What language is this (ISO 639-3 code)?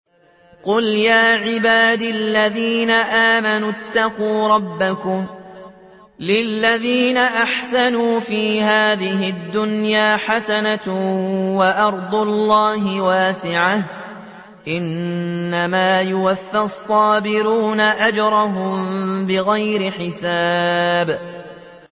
ara